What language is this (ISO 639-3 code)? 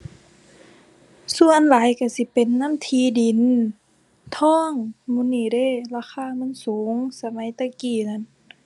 tha